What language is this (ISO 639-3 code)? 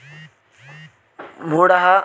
san